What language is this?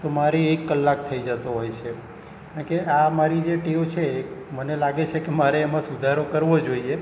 Gujarati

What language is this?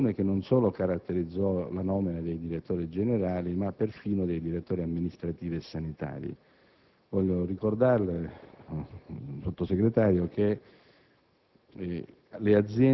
Italian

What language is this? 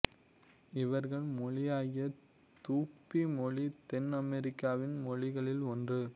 Tamil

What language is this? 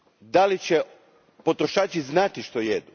Croatian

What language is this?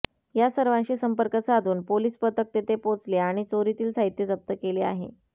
Marathi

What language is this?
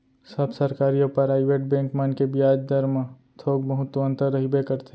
Chhattisgarhi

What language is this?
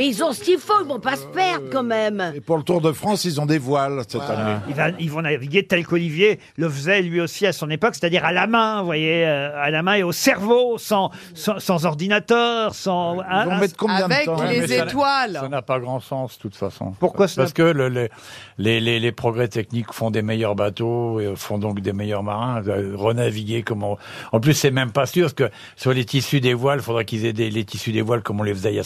French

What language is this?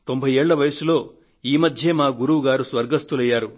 Telugu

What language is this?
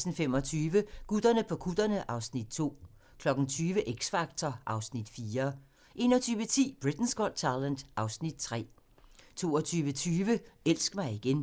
Danish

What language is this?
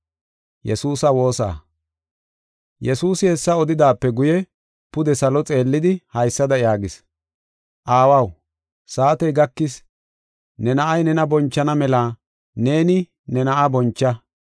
Gofa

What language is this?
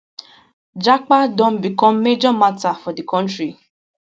Nigerian Pidgin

